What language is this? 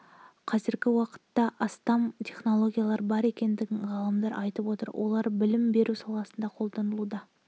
Kazakh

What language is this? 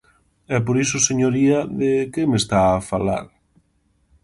Galician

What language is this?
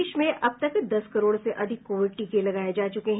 Hindi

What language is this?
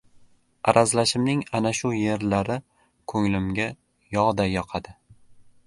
Uzbek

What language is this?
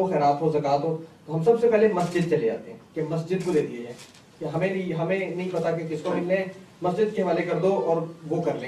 Urdu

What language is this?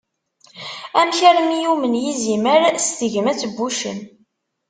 Kabyle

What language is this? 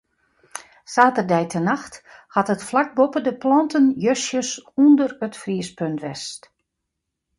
Western Frisian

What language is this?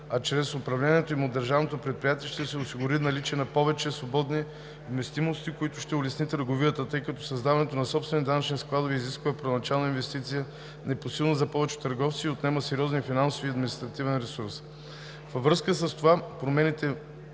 Bulgarian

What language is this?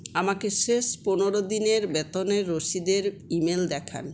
Bangla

